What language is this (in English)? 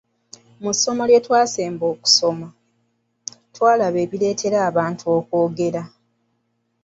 Ganda